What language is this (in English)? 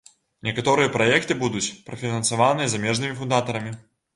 Belarusian